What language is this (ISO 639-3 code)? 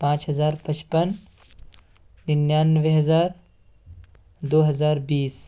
urd